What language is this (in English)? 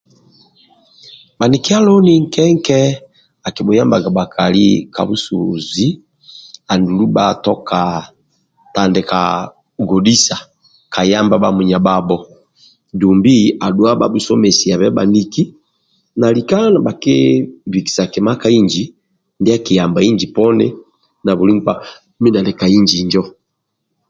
Amba (Uganda)